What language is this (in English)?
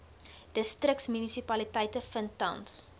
Afrikaans